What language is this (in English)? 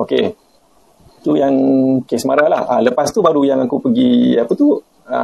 Malay